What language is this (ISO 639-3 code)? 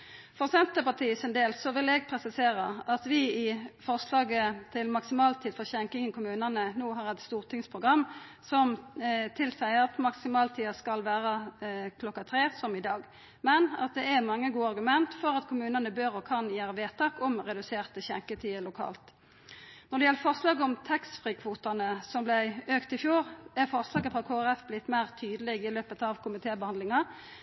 nno